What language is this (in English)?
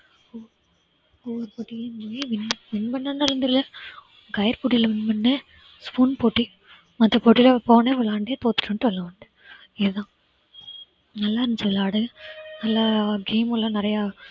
Tamil